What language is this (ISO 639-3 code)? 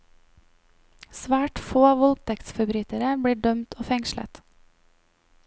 nor